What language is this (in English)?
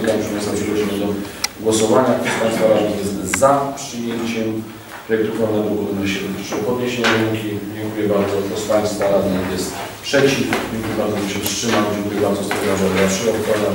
Polish